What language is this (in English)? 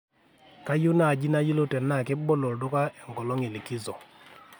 Masai